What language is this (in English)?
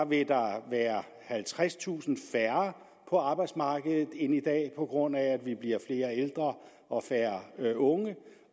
Danish